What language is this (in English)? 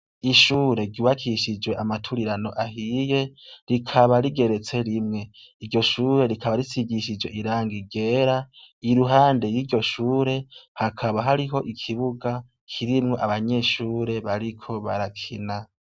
Rundi